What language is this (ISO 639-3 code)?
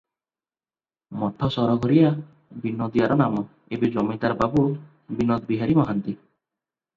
ori